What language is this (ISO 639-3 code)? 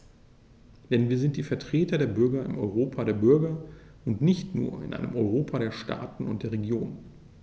deu